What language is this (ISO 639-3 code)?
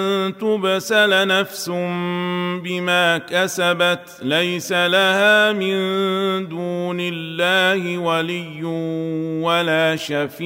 ara